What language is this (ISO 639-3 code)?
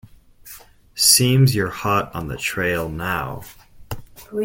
eng